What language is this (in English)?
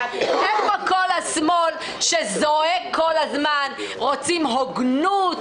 Hebrew